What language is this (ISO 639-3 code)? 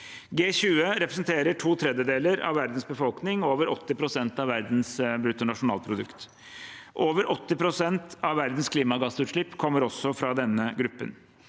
nor